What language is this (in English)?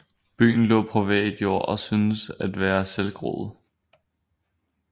Danish